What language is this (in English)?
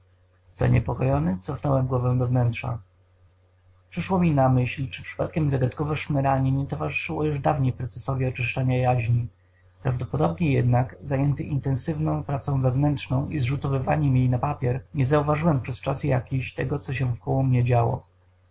Polish